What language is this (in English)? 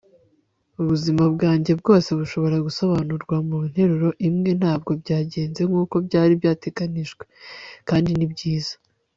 Kinyarwanda